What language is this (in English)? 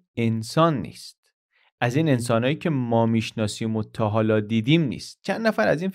Persian